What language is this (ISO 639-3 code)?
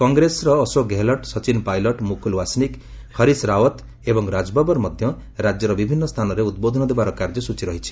ori